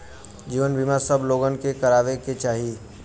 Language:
Bhojpuri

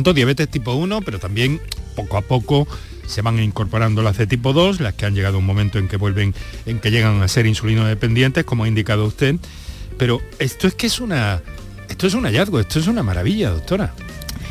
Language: Spanish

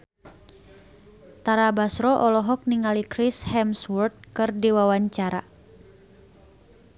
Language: Sundanese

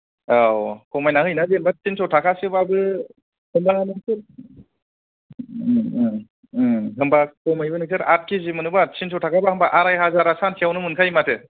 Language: Bodo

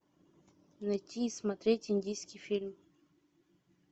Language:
Russian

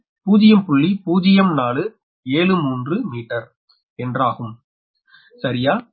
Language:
Tamil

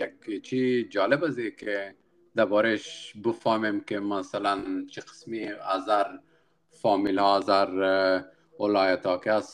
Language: Persian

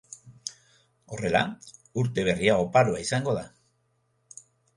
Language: Basque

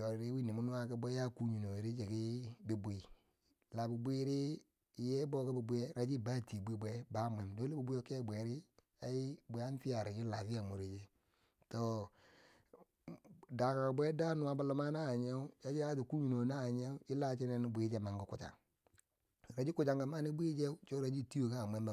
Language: Bangwinji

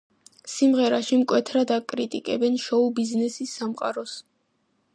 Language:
Georgian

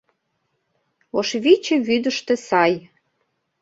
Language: Mari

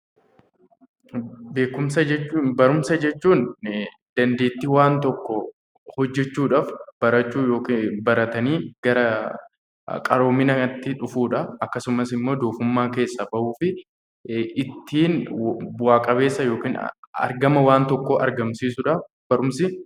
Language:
Oromo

